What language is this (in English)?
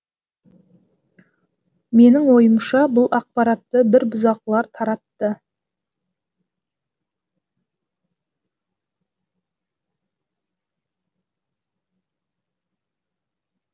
Kazakh